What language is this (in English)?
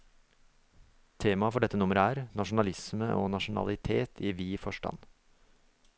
Norwegian